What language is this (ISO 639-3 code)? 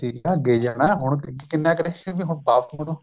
pan